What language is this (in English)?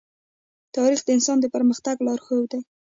Pashto